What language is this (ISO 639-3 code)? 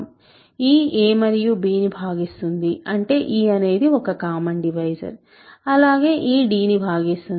tel